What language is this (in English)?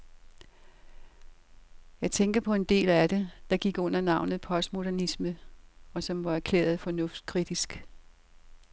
Danish